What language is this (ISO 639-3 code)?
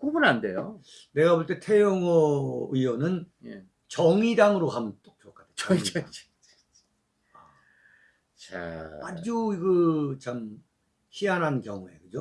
kor